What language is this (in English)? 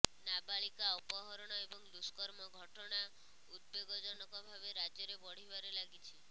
Odia